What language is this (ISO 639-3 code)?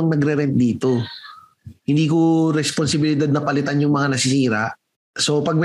fil